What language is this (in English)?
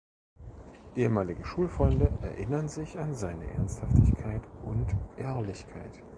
German